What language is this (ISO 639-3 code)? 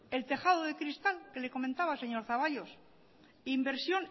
spa